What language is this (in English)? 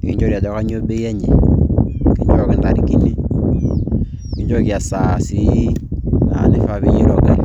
Masai